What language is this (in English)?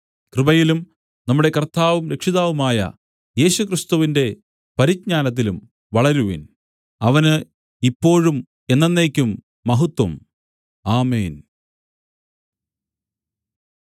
Malayalam